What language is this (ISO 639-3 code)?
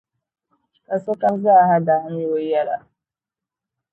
dag